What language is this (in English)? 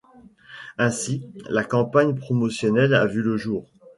French